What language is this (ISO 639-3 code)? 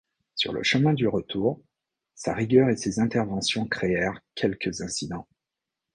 fra